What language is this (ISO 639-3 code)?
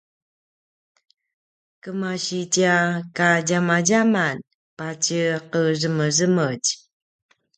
pwn